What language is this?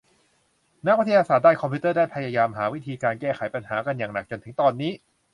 Thai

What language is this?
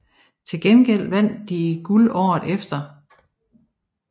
Danish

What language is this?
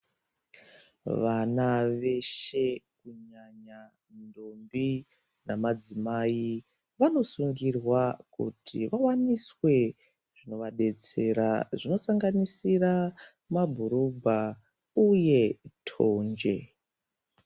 Ndau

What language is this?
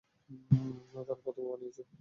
Bangla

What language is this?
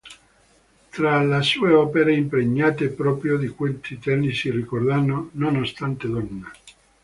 Italian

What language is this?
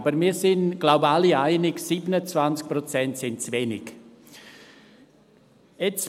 Swiss German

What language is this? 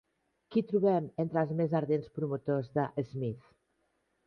Catalan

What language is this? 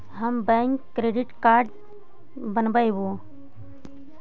Magahi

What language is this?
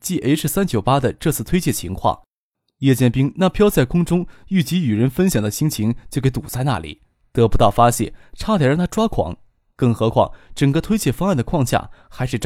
Chinese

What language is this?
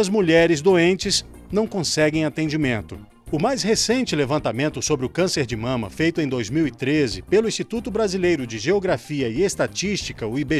Portuguese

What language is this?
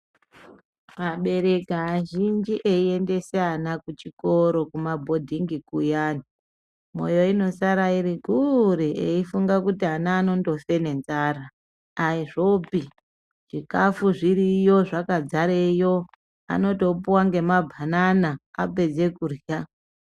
Ndau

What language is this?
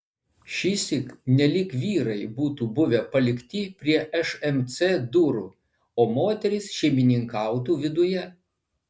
Lithuanian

